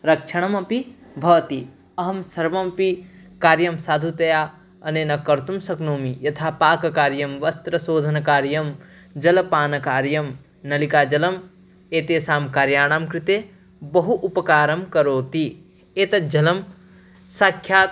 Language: Sanskrit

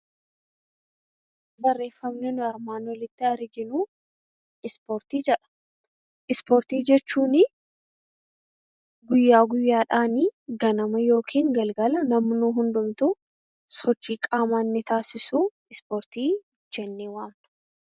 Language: Oromo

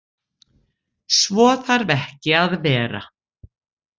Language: Icelandic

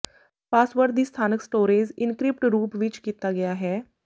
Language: Punjabi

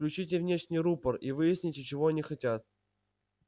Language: Russian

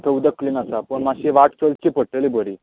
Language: Konkani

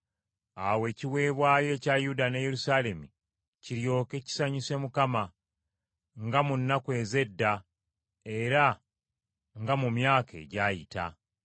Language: Ganda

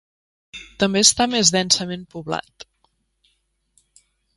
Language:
Catalan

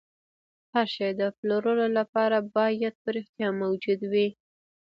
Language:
Pashto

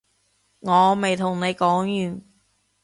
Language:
Cantonese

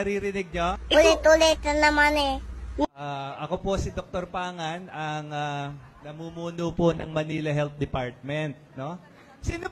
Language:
Filipino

